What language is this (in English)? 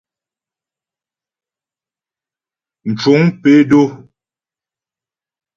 Ghomala